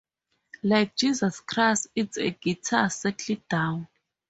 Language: English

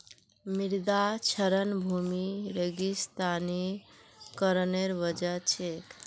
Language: Magahi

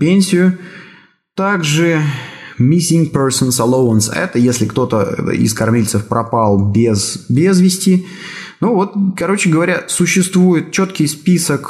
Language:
Russian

